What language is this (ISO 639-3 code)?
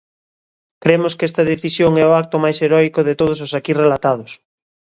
glg